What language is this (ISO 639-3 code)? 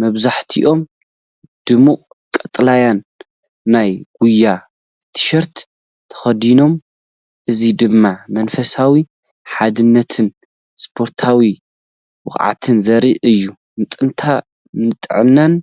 tir